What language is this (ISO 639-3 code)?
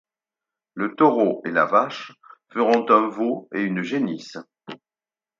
fra